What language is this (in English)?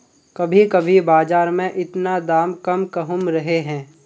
Magahi